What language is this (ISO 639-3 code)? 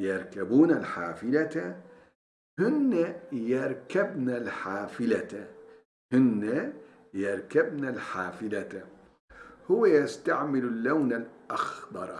tur